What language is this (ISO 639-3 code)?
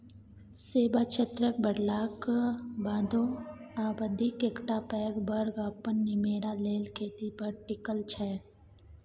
mai